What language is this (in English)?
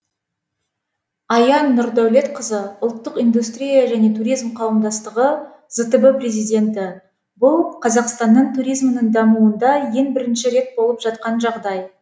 Kazakh